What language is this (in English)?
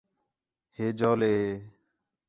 Khetrani